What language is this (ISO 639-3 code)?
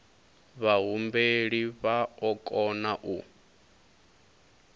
ven